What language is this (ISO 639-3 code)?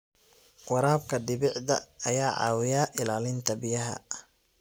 som